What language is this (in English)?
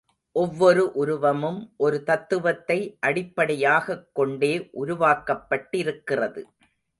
Tamil